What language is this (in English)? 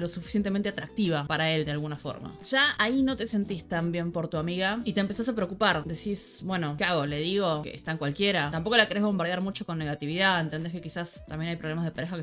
Spanish